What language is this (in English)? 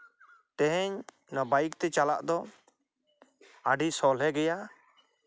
Santali